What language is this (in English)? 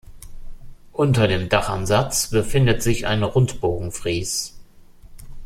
German